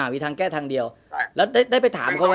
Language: Thai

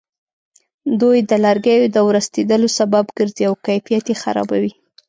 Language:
Pashto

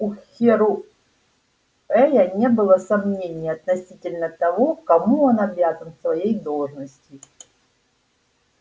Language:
Russian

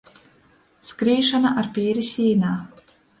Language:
Latgalian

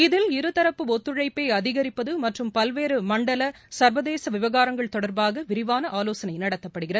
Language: Tamil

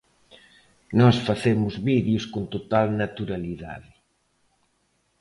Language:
Galician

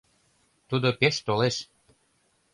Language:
Mari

